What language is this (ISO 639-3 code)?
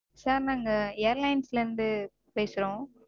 tam